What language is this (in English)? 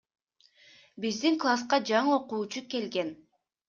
Kyrgyz